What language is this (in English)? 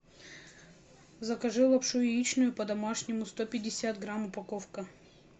Russian